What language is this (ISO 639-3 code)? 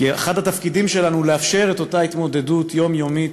heb